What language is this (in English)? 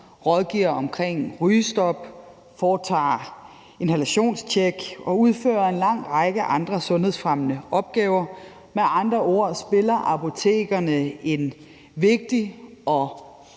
Danish